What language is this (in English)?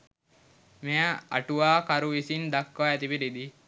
Sinhala